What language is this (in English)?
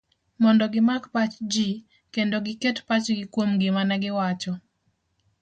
Luo (Kenya and Tanzania)